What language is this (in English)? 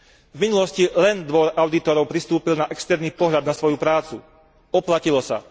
Slovak